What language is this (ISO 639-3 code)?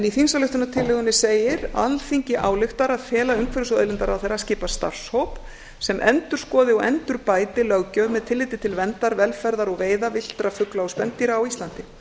isl